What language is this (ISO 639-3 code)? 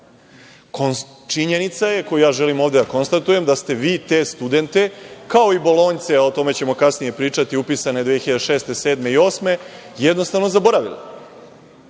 srp